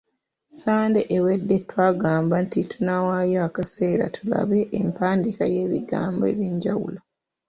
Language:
Ganda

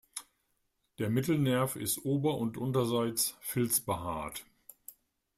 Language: German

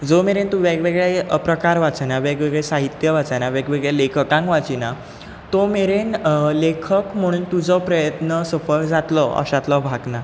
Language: Konkani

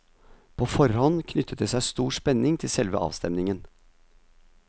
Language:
Norwegian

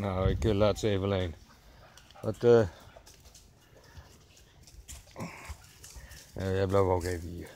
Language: Dutch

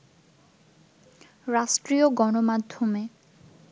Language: Bangla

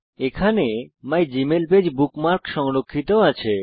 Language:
Bangla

